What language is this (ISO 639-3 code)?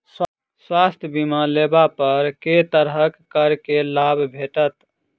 mai